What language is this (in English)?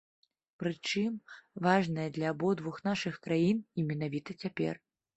Belarusian